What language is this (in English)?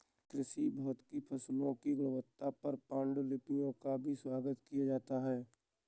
Hindi